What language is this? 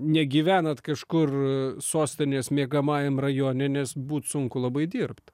Lithuanian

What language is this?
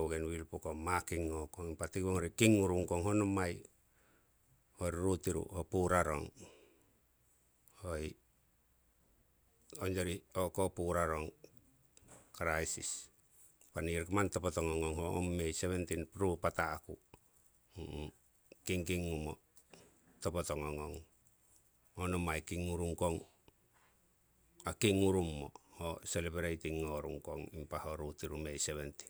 Siwai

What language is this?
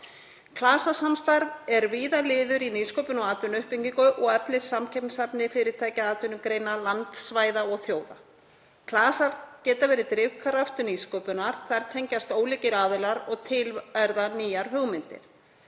Icelandic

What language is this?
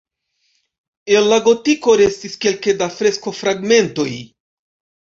Esperanto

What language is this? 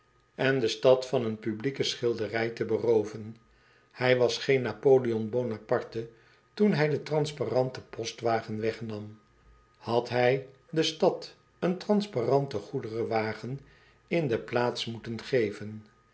Dutch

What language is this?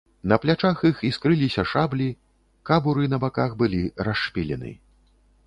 Belarusian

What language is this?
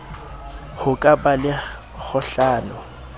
Southern Sotho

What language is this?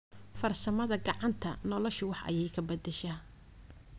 Somali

